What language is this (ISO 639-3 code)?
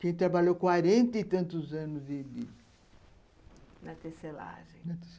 por